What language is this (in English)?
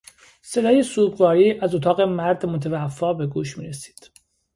Persian